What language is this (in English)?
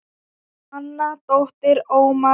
Icelandic